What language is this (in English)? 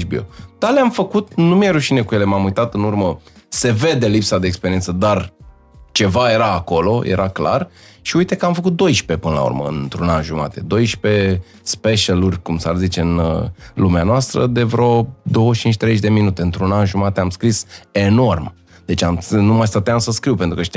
Romanian